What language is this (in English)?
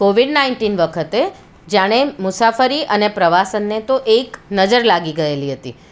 Gujarati